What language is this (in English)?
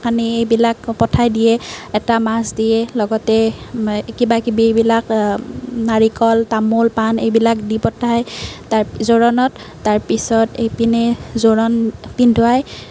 Assamese